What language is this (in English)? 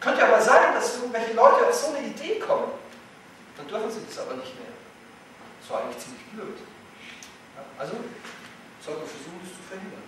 German